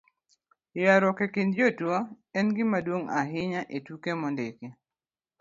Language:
Luo (Kenya and Tanzania)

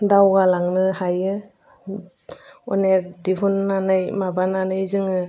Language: Bodo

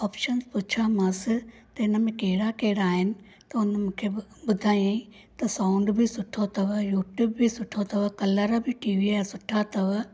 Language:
Sindhi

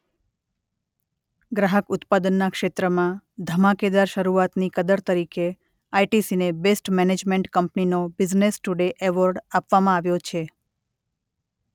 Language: Gujarati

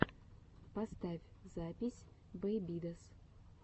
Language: Russian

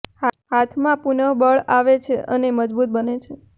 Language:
Gujarati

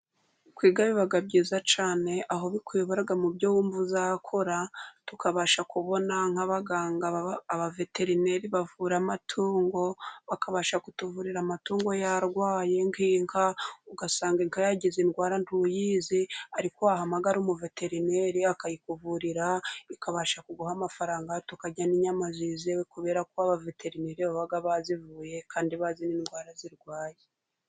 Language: Kinyarwanda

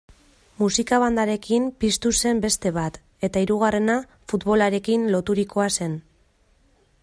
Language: Basque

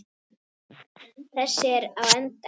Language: Icelandic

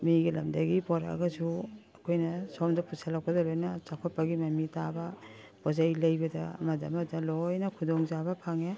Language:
Manipuri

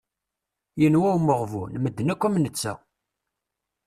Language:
Kabyle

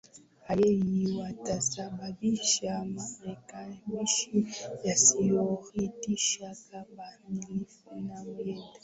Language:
Swahili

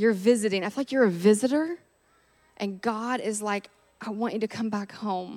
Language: English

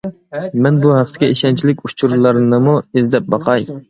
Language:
Uyghur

